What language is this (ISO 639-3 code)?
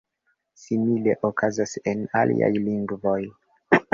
epo